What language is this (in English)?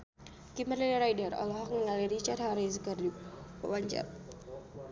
Sundanese